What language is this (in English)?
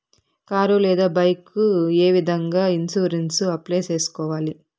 Telugu